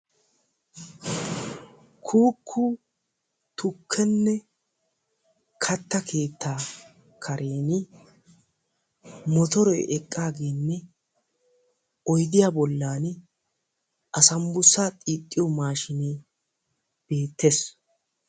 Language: Wolaytta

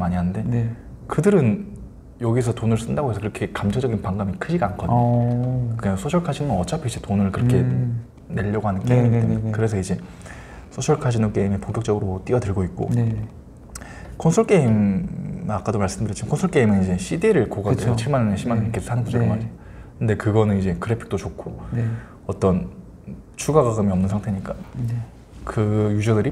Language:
Korean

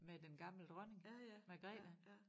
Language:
Danish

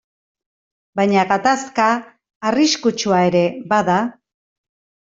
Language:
Basque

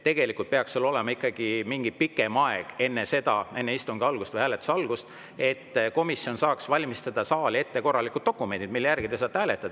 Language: Estonian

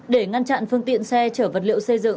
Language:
Vietnamese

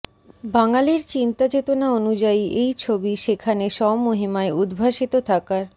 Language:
Bangla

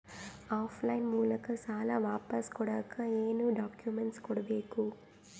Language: Kannada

